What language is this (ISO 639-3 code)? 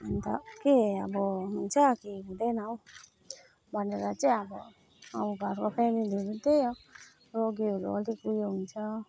nep